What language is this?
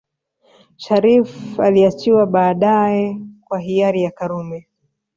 Swahili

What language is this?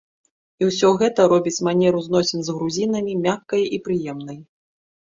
Belarusian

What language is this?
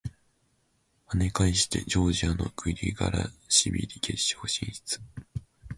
Japanese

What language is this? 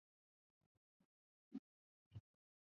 Chinese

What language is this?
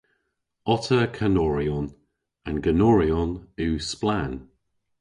Cornish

